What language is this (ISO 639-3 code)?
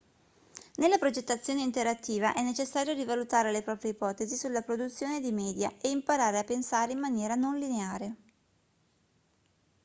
ita